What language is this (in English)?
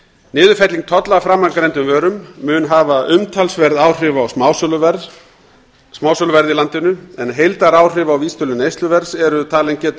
Icelandic